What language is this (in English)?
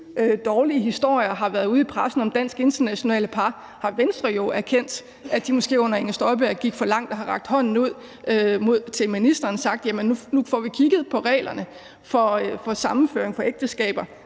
Danish